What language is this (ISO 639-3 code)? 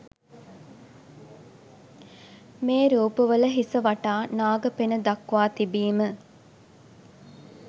sin